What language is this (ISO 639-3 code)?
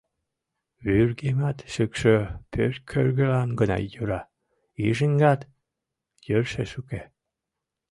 chm